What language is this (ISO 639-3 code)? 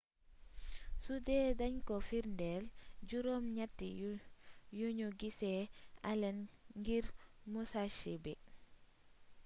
wol